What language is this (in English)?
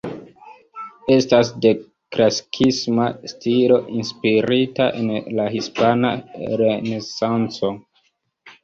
Esperanto